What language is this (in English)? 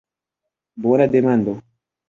Esperanto